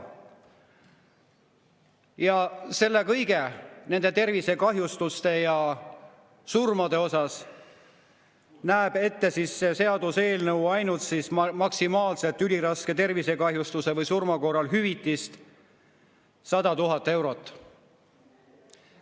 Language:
Estonian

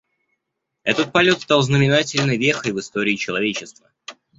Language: Russian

